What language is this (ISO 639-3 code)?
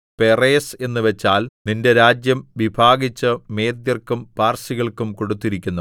mal